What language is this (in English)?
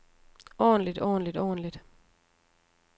Danish